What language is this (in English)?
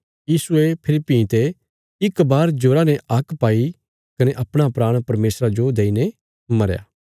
Bilaspuri